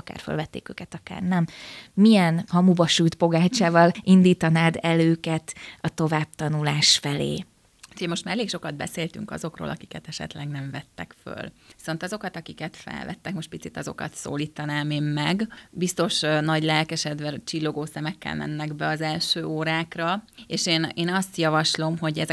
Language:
Hungarian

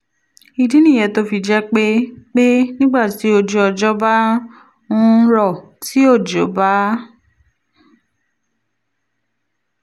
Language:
Yoruba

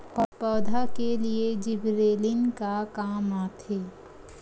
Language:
Chhattisgarhi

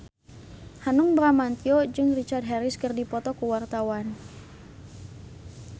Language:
Sundanese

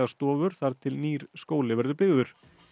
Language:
Icelandic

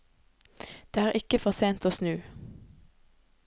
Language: Norwegian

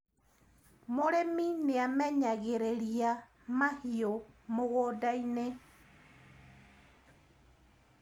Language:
Kikuyu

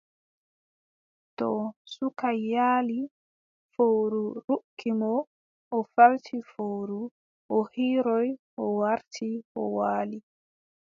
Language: Adamawa Fulfulde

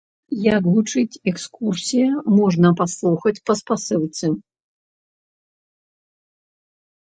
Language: Belarusian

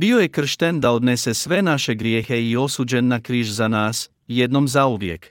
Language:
Croatian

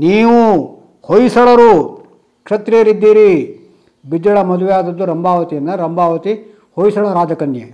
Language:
Kannada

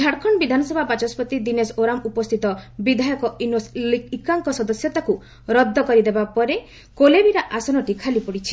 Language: Odia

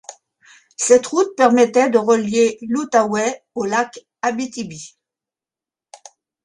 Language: French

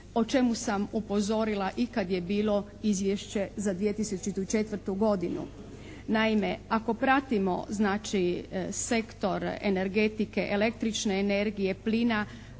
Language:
Croatian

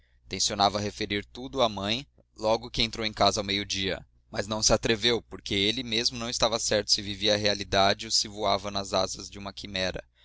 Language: Portuguese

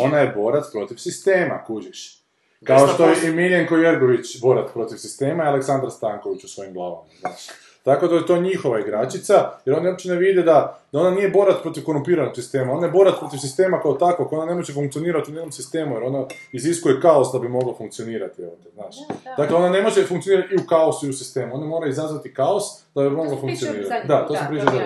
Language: Croatian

